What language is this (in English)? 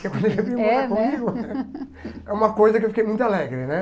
Portuguese